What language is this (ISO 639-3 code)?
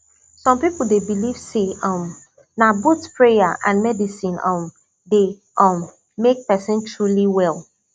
pcm